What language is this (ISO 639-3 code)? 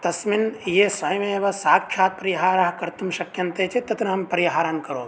san